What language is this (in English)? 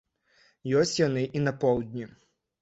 Belarusian